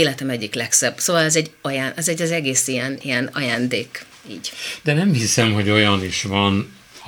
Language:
Hungarian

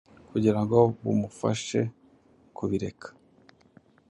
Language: Kinyarwanda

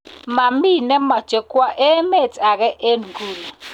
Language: Kalenjin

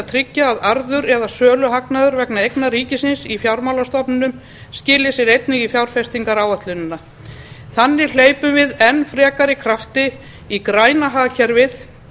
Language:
Icelandic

